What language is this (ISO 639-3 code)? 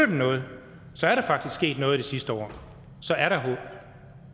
dan